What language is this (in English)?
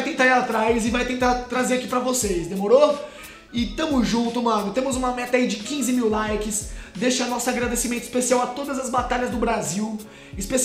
Portuguese